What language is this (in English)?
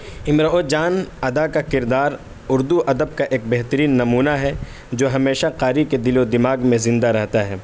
Urdu